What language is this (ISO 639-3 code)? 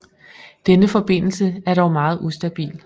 dan